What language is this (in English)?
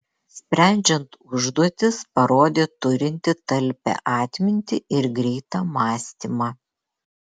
Lithuanian